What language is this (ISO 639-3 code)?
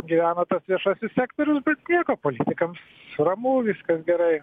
lit